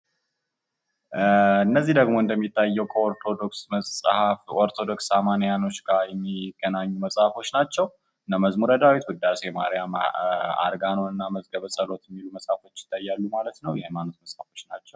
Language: Amharic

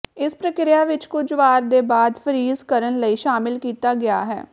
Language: Punjabi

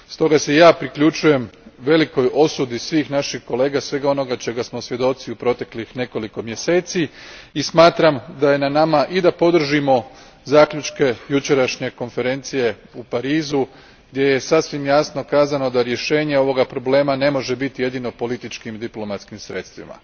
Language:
Croatian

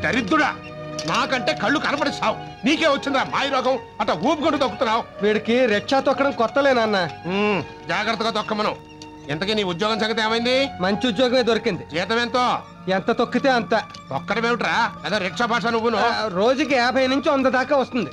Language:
Telugu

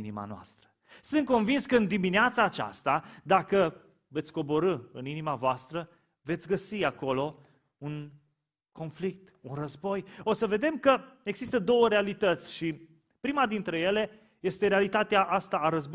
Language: Romanian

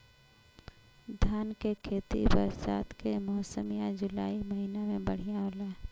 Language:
Bhojpuri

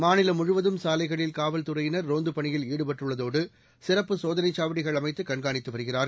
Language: Tamil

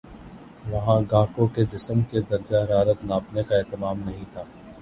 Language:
Urdu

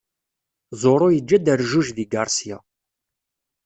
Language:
Kabyle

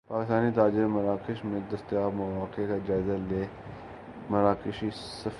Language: Urdu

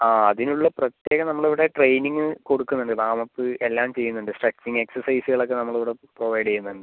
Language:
Malayalam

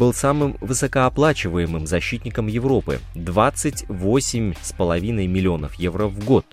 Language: Russian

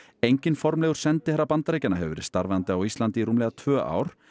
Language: Icelandic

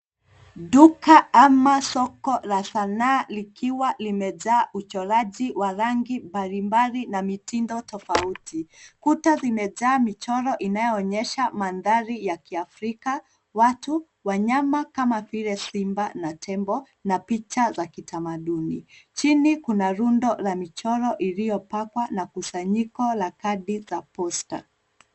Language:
Swahili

